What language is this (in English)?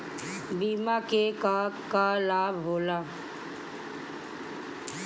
Bhojpuri